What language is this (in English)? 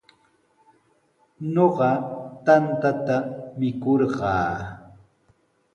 Sihuas Ancash Quechua